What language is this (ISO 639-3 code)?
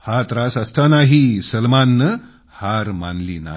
mar